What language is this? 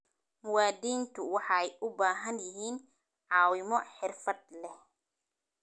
Somali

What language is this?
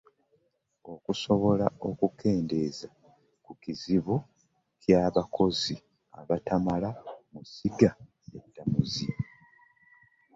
Ganda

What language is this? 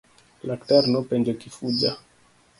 Luo (Kenya and Tanzania)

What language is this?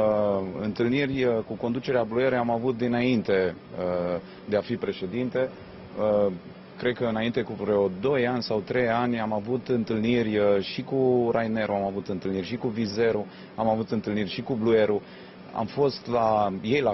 Romanian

